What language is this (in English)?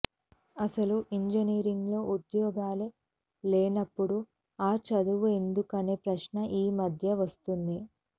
Telugu